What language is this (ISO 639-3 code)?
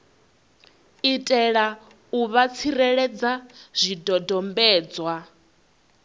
ven